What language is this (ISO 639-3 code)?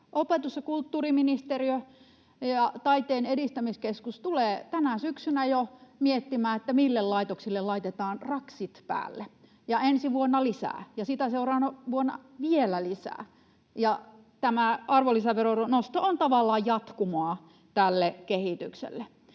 fin